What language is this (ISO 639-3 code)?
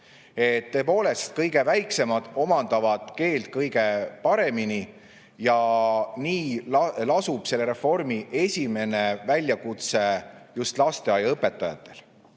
est